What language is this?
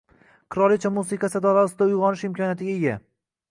Uzbek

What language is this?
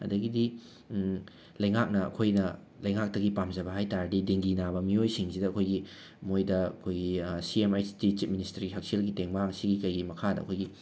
Manipuri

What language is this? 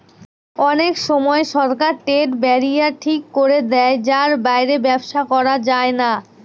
Bangla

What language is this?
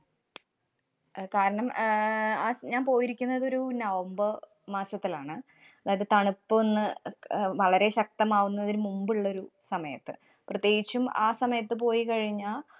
Malayalam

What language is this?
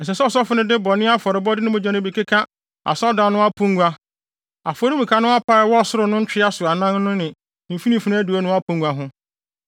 Akan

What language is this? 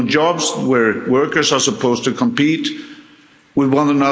English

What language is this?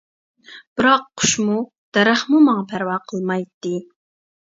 Uyghur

